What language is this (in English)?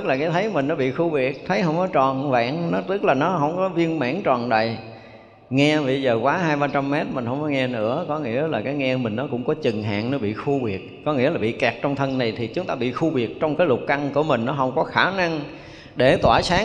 Vietnamese